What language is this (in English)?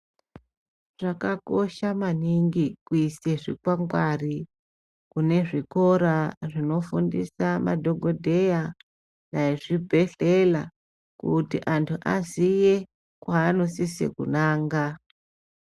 Ndau